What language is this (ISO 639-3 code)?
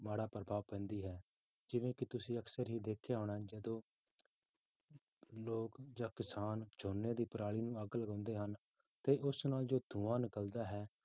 pan